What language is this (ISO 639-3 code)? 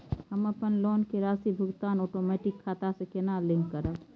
mai